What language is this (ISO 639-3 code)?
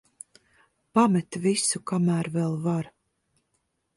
lav